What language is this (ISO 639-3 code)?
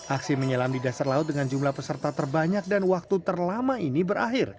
ind